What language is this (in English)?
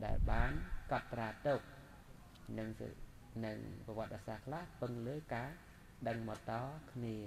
Thai